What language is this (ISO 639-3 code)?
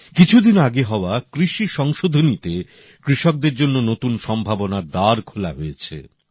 ben